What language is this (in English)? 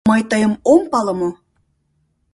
Mari